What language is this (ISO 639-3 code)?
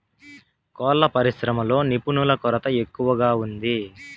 tel